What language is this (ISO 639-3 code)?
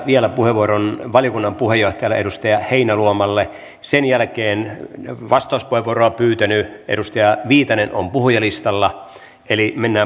fin